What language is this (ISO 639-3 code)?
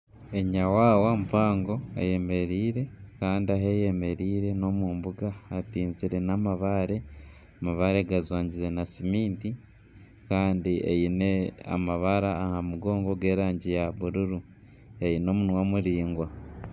nyn